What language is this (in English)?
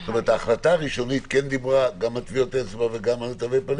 Hebrew